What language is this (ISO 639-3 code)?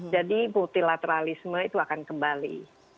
ind